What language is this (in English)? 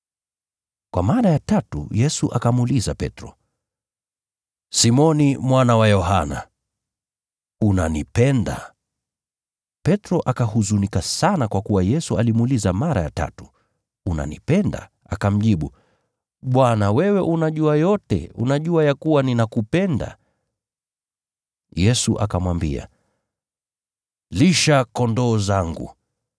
Swahili